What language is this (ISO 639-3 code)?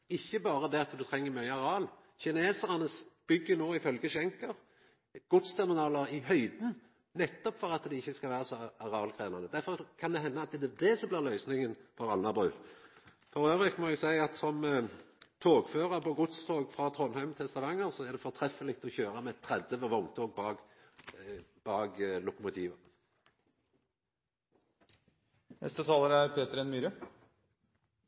nno